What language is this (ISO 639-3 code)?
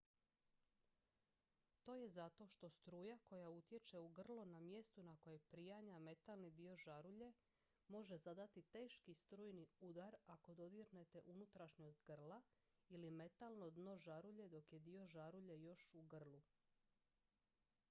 hrv